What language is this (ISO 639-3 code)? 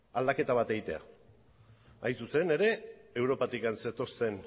eus